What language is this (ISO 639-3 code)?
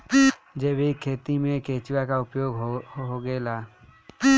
bho